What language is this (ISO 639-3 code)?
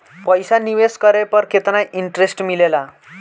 bho